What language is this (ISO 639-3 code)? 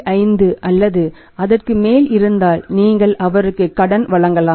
tam